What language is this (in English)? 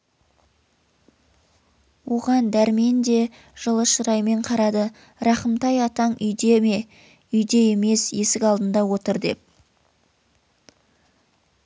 Kazakh